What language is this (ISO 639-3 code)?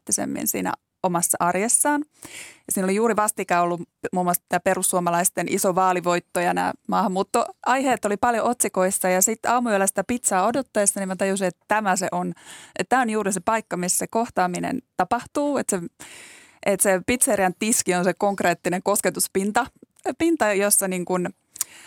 fin